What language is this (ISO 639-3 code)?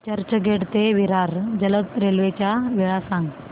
mar